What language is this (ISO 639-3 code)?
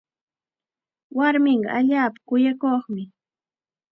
qxa